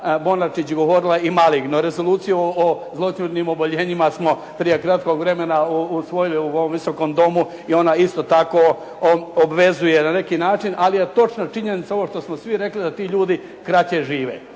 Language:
Croatian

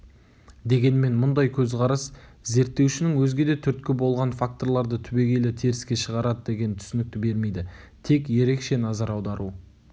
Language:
Kazakh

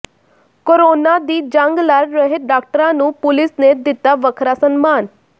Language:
Punjabi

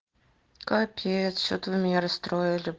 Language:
Russian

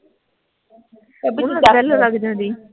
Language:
Punjabi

